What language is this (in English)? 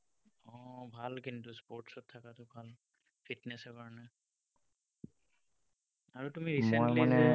Assamese